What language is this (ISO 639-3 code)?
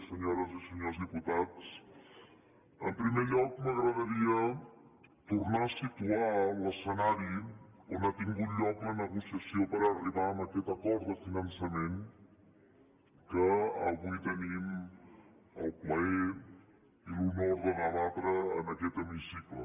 cat